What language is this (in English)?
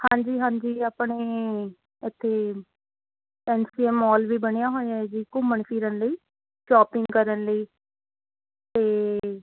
Punjabi